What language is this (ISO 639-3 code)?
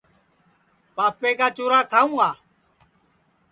ssi